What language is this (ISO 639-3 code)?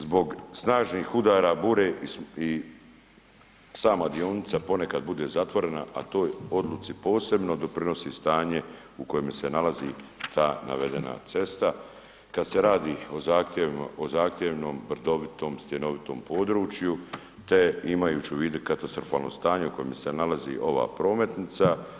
hrv